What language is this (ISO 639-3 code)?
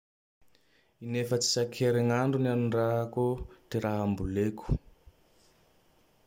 tdx